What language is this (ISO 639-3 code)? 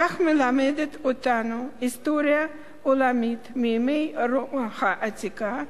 heb